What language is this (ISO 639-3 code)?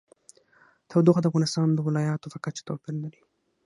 pus